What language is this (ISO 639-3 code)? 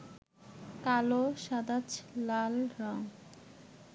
ben